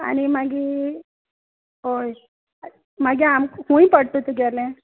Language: Konkani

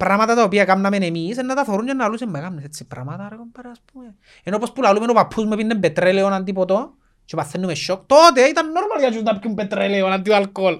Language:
Greek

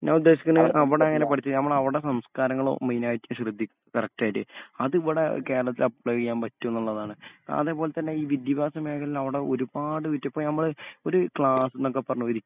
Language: Malayalam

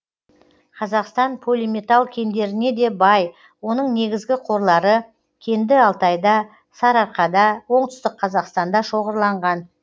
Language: Kazakh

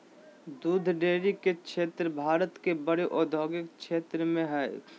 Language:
Magahi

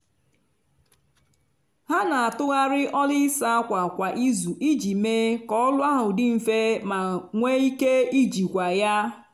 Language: Igbo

